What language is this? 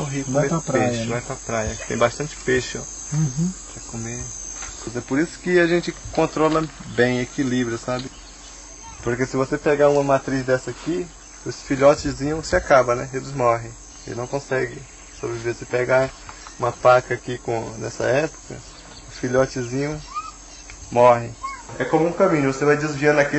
Portuguese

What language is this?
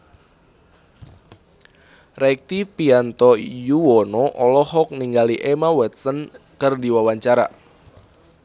Sundanese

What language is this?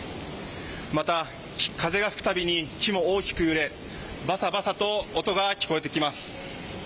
Japanese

